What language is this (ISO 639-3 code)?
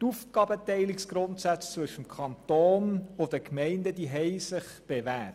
gsw